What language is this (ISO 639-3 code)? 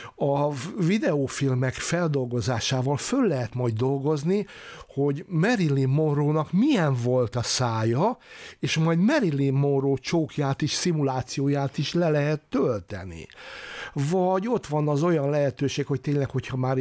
hun